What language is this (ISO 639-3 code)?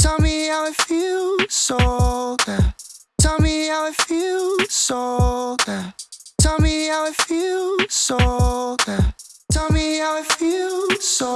kor